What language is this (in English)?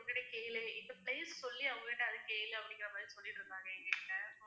Tamil